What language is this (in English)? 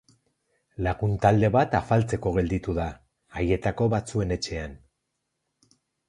Basque